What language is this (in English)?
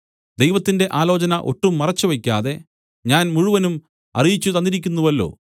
Malayalam